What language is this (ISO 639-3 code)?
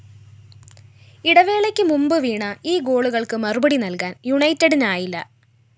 mal